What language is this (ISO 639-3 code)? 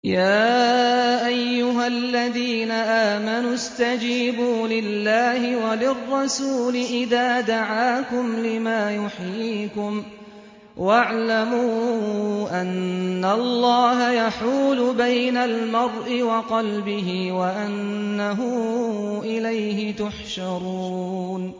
ara